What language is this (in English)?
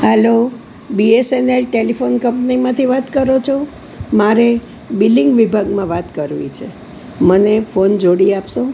Gujarati